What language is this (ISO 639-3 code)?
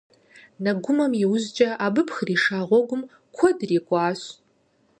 kbd